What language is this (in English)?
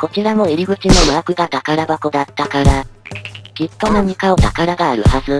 Japanese